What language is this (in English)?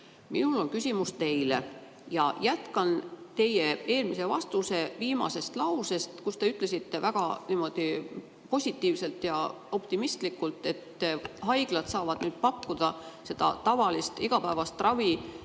Estonian